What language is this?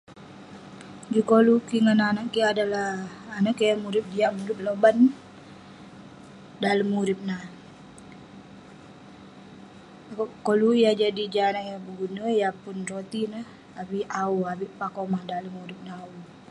Western Penan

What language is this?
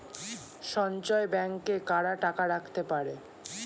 Bangla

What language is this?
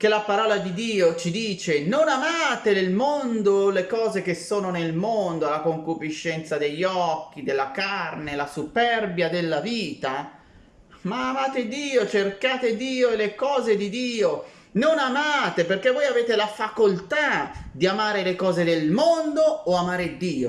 Italian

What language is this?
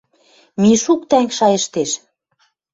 Western Mari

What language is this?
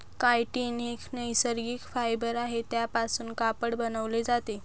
Marathi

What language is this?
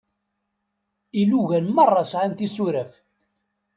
Kabyle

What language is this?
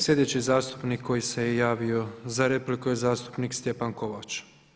Croatian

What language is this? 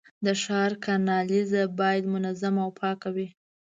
Pashto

